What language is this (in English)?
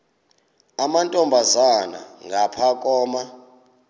Xhosa